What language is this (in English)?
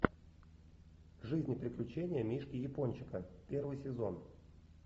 Russian